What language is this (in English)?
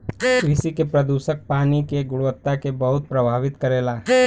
Bhojpuri